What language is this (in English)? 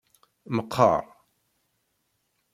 Kabyle